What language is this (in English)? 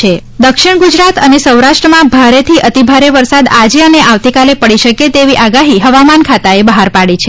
Gujarati